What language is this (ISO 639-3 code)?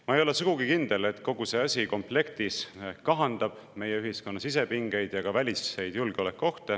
est